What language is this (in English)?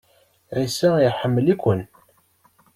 Kabyle